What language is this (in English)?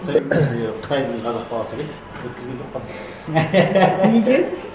Kazakh